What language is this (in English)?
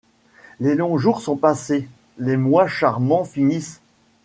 French